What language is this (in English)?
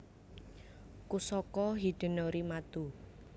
Javanese